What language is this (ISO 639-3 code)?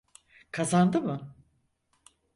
tur